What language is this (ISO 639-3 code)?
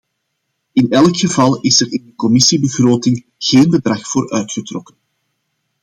nld